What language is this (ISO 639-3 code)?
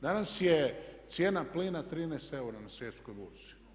hrv